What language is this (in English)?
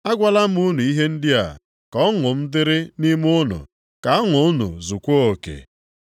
Igbo